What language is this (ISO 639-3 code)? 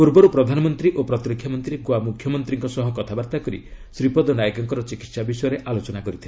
ori